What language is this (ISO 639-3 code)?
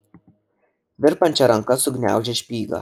lit